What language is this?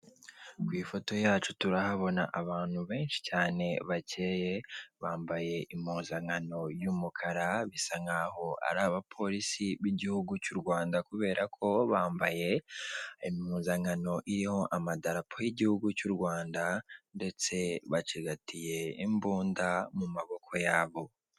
Kinyarwanda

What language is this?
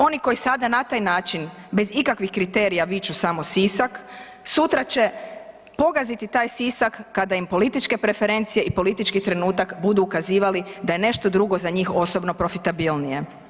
Croatian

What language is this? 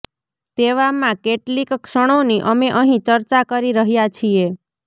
Gujarati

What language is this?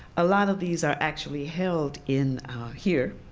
English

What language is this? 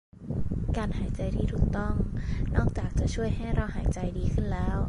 Thai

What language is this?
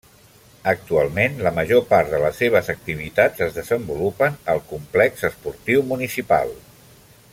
Catalan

